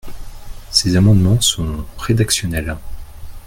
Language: French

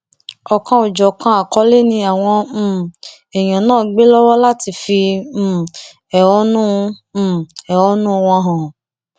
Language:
Yoruba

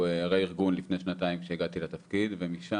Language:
Hebrew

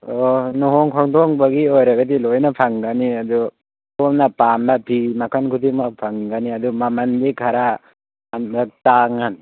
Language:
Manipuri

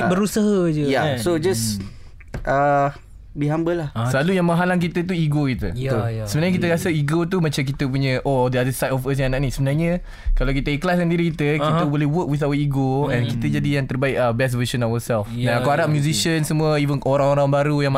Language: Malay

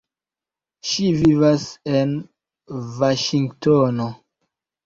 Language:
Esperanto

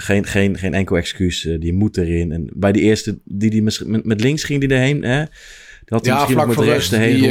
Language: Dutch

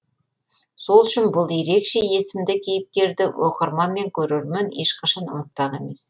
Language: Kazakh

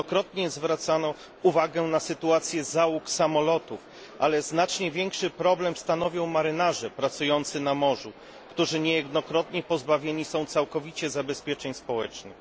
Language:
Polish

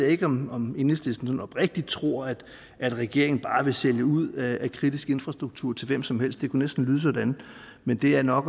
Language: Danish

